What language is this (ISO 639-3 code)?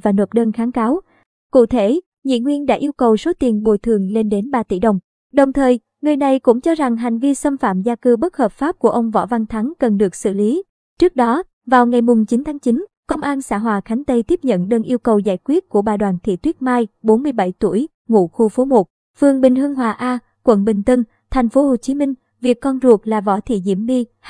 vie